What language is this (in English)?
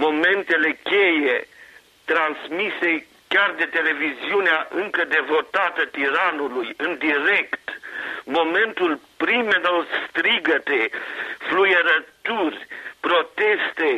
Romanian